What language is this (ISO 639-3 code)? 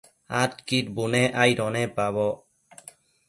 mcf